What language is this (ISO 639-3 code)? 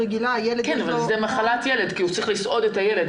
heb